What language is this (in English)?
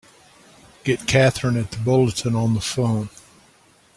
English